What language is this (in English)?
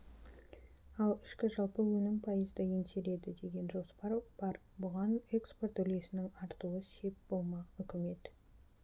Kazakh